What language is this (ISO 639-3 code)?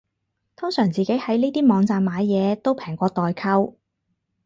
yue